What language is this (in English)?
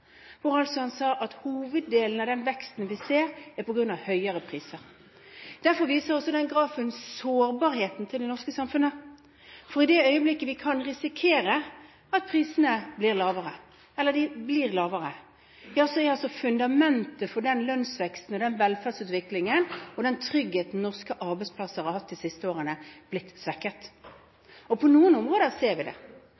Norwegian Bokmål